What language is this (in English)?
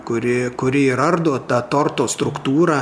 Lithuanian